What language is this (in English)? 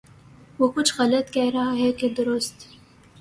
Urdu